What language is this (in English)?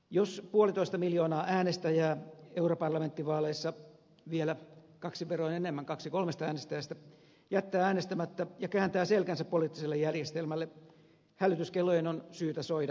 Finnish